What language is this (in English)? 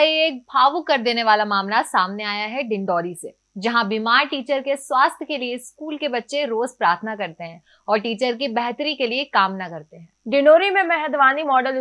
Hindi